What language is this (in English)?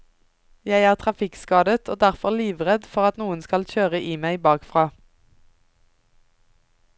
Norwegian